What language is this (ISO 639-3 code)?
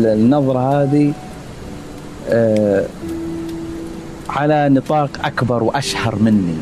ara